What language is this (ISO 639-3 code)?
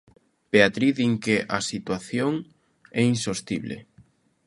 glg